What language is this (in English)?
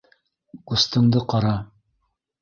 Bashkir